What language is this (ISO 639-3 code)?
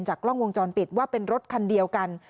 tha